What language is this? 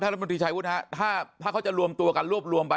Thai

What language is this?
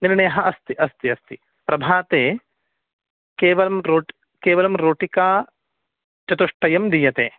Sanskrit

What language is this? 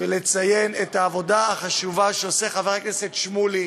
Hebrew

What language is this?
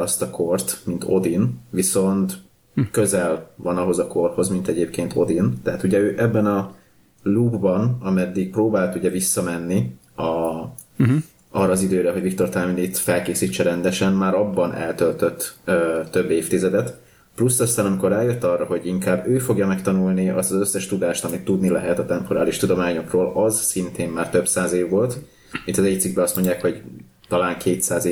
Hungarian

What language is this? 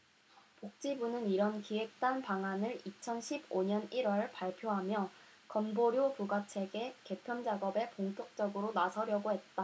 Korean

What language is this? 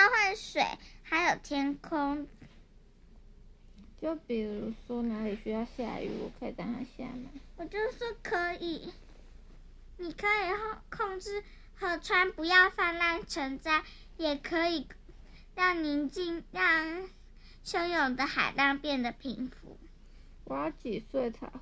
Chinese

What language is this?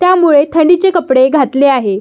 Marathi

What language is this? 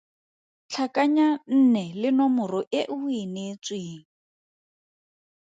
Tswana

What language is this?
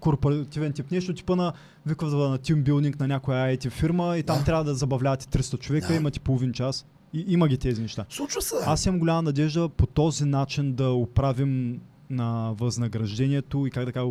Bulgarian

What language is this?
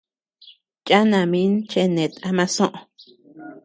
Tepeuxila Cuicatec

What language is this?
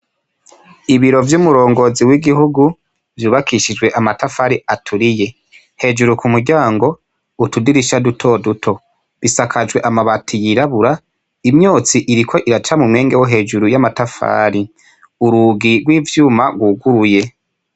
Rundi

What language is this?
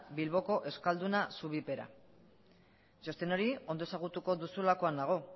Basque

